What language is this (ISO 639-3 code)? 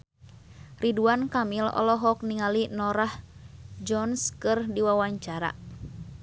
sun